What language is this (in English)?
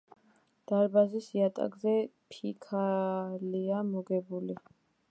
Georgian